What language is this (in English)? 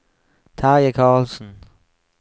Norwegian